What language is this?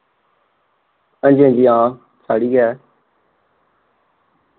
Dogri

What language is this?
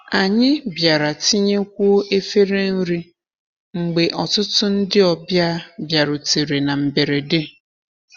Igbo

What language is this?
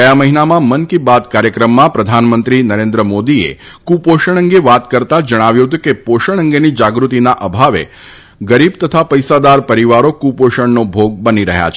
Gujarati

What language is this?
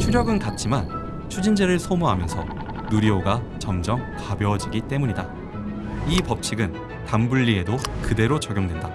Korean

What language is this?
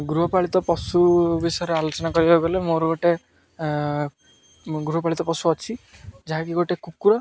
Odia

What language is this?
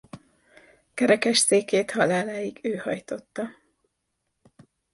Hungarian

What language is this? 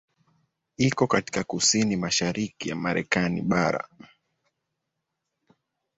Swahili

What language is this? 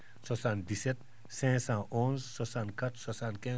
Fula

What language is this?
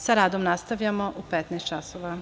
Serbian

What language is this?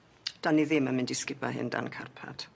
Welsh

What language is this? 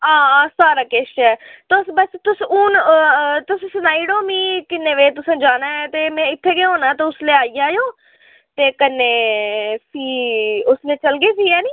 Dogri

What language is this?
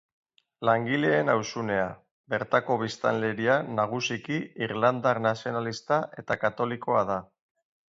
Basque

